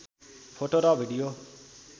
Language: Nepali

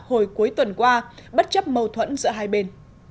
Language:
Vietnamese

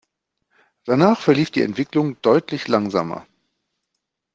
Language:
German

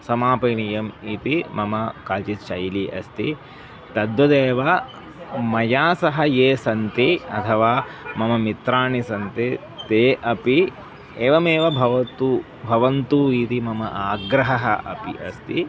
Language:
Sanskrit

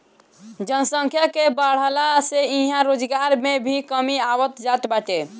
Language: Bhojpuri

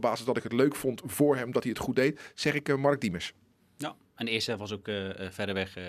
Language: Dutch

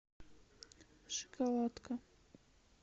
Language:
Russian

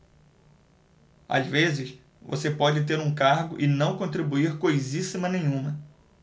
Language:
Portuguese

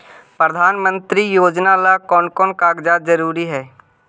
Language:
Magahi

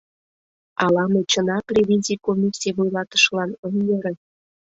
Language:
Mari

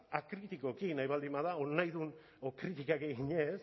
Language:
Basque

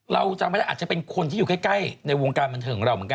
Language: Thai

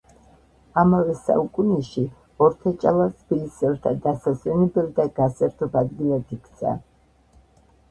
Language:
Georgian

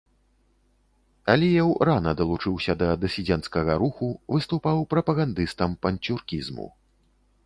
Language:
Belarusian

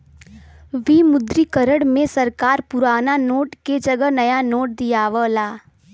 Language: Bhojpuri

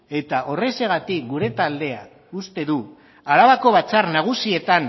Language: Basque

